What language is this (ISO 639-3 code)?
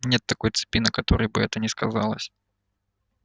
rus